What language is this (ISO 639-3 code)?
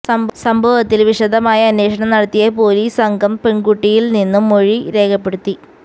mal